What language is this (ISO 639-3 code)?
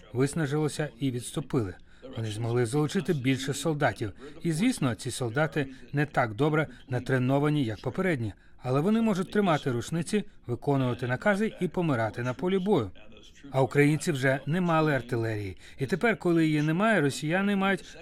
ukr